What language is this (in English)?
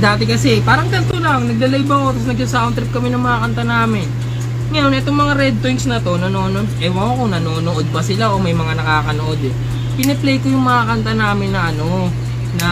Filipino